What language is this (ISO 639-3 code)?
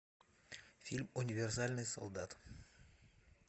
rus